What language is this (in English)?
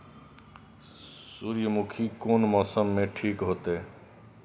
Maithili